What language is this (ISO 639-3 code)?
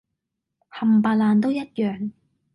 yue